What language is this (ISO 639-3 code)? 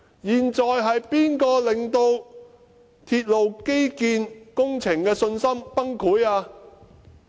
yue